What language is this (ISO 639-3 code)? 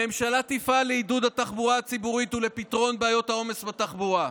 heb